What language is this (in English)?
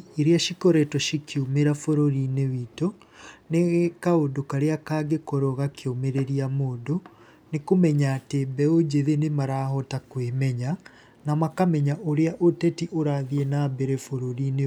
Kikuyu